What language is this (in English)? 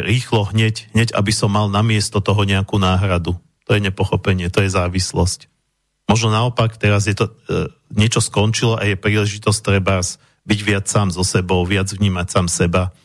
Slovak